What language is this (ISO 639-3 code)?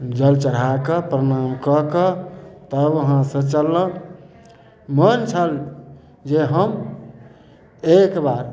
mai